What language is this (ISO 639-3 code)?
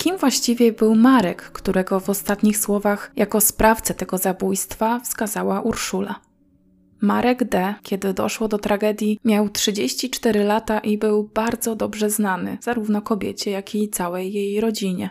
pol